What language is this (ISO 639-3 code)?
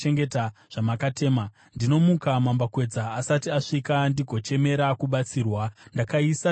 sna